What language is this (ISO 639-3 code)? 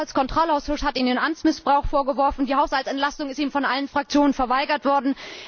deu